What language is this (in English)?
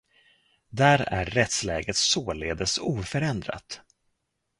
Swedish